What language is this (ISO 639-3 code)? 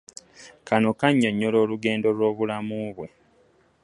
lug